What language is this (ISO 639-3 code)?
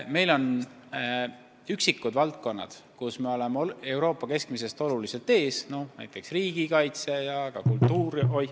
est